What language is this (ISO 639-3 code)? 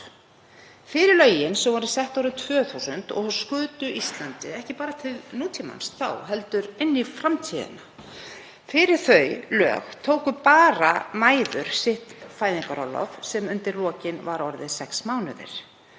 isl